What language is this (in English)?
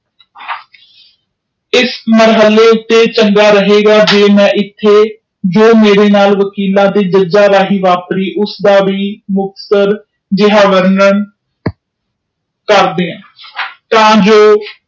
Punjabi